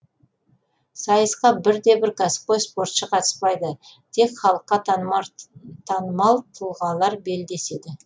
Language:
Kazakh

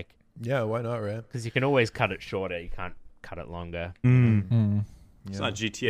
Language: English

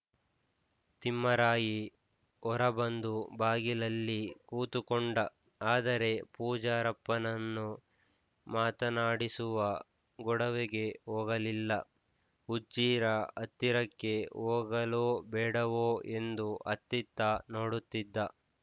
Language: Kannada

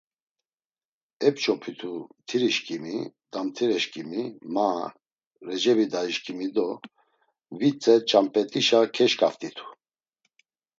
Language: Laz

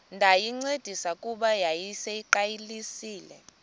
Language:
Xhosa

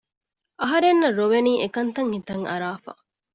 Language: Divehi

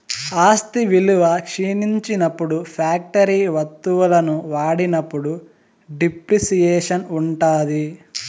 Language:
Telugu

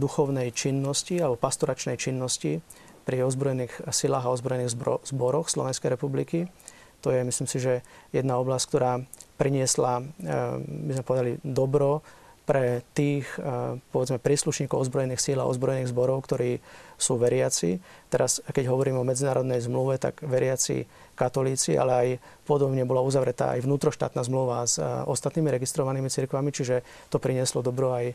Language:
Slovak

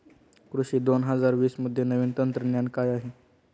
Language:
Marathi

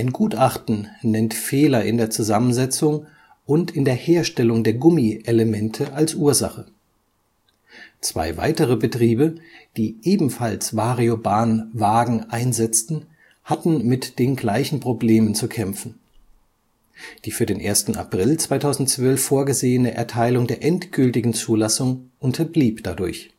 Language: German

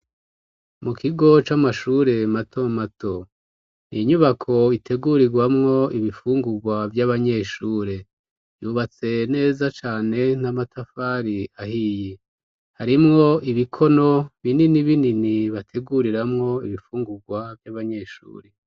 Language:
Rundi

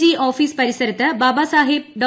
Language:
Malayalam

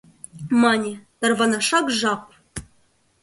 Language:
Mari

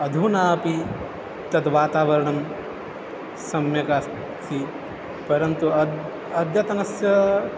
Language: Sanskrit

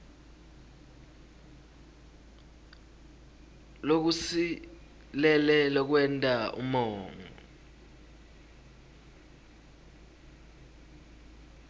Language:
Swati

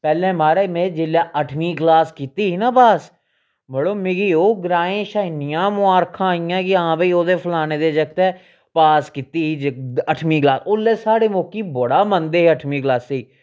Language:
Dogri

